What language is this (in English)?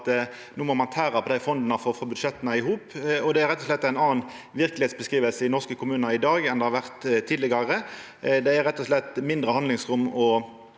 Norwegian